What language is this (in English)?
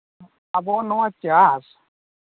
Santali